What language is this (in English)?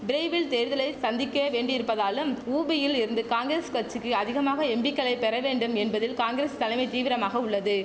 Tamil